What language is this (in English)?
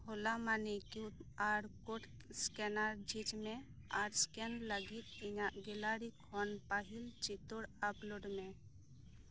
Santali